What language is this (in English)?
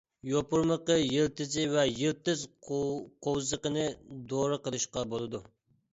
Uyghur